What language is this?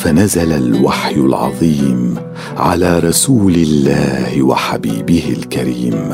Arabic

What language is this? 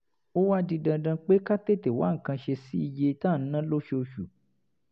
Yoruba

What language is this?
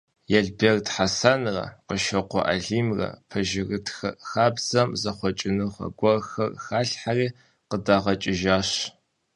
Kabardian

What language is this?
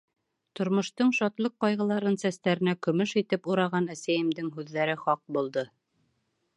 Bashkir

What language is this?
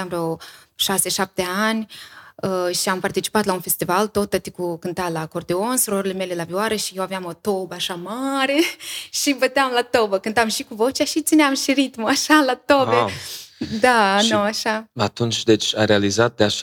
Romanian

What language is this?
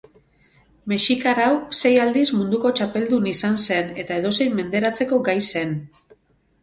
Basque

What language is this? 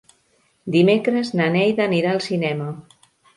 Catalan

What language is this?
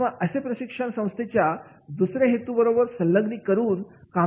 Marathi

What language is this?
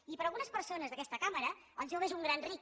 Catalan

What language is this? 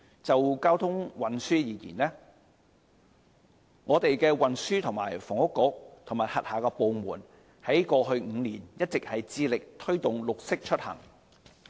Cantonese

